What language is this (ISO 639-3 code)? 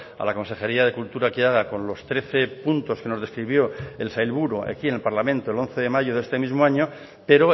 spa